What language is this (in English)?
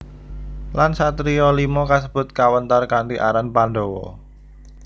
Javanese